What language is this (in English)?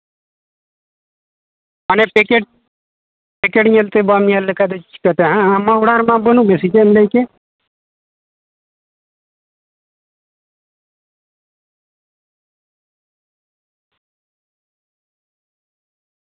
Santali